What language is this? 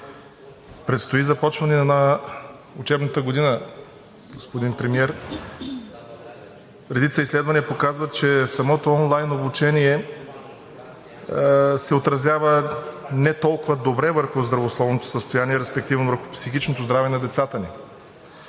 Bulgarian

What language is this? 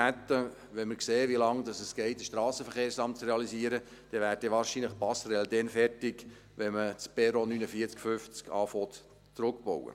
Swiss German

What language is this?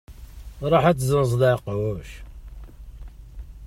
Kabyle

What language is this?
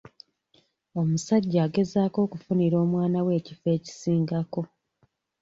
Ganda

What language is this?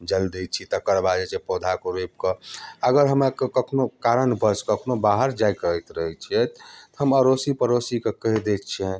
Maithili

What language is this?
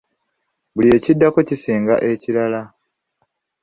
Ganda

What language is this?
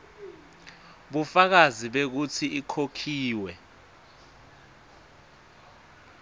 Swati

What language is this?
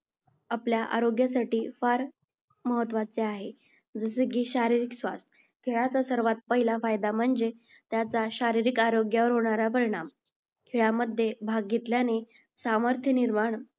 Marathi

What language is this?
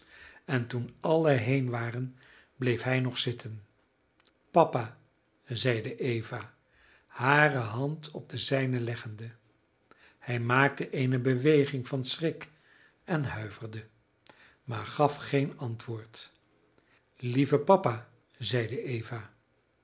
Dutch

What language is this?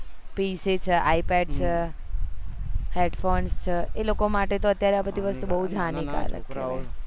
Gujarati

